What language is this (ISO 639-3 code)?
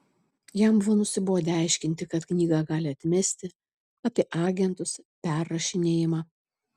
lit